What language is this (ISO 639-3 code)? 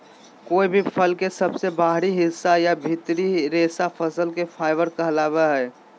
mag